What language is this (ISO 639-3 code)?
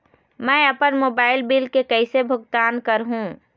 hne